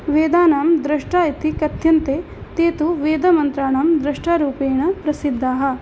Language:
Sanskrit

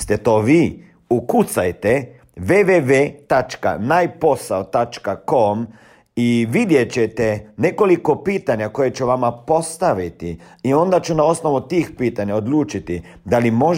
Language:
Croatian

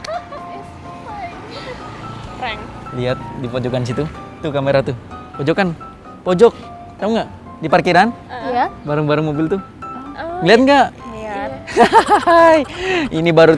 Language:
Indonesian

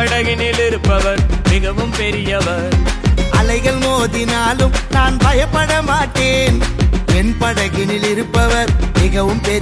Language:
Urdu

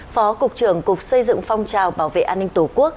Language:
Vietnamese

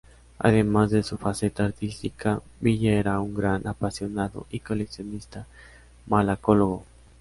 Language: Spanish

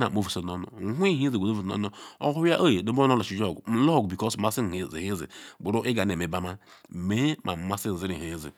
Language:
Ikwere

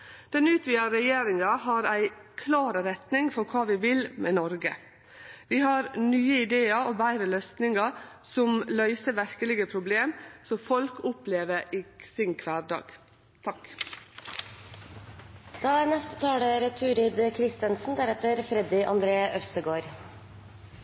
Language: Norwegian Nynorsk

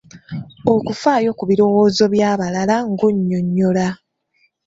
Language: Ganda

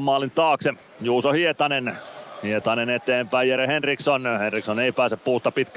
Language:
Finnish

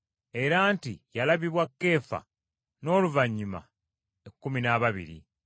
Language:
Ganda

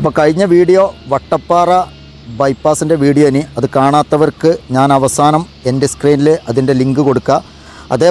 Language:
Malayalam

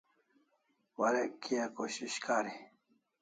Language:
Kalasha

